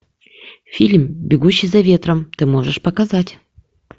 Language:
Russian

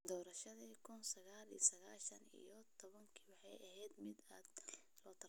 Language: Somali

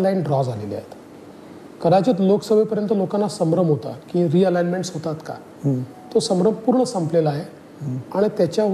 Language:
Marathi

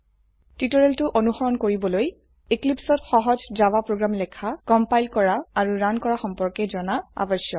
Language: Assamese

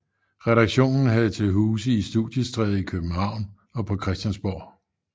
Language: Danish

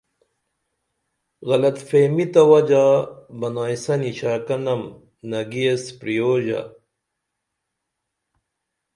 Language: Dameli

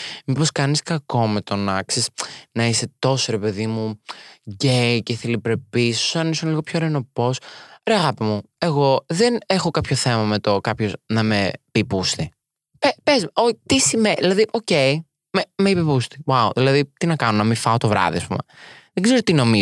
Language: Greek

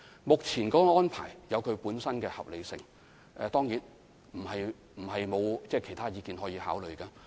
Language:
Cantonese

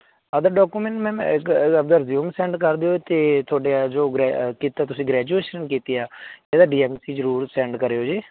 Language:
Punjabi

